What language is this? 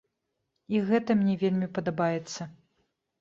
Belarusian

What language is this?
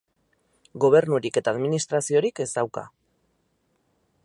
Basque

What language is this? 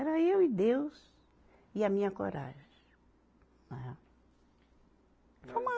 Portuguese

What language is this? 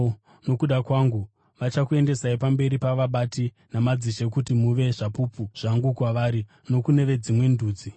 Shona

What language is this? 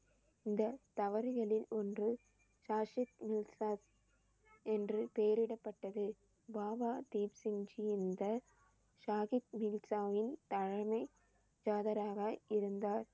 Tamil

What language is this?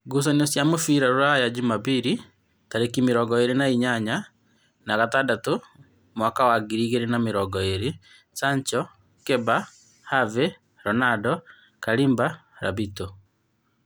Kikuyu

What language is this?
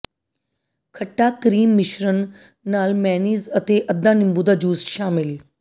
Punjabi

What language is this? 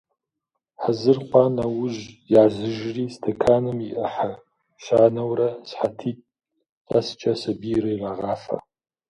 Kabardian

